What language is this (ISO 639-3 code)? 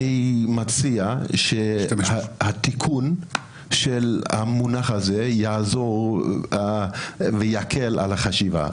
heb